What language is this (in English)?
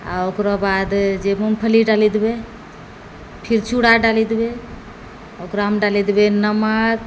Maithili